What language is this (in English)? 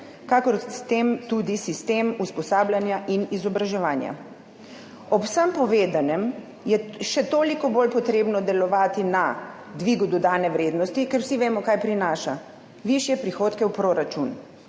Slovenian